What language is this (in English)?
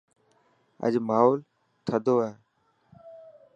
Dhatki